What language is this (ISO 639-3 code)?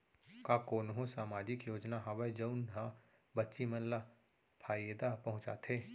hne